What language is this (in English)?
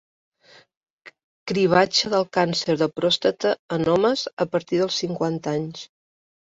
Catalan